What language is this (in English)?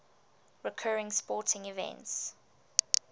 English